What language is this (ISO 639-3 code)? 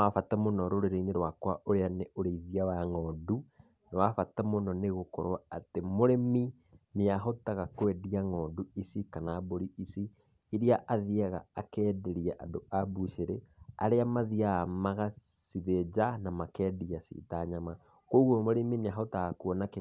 kik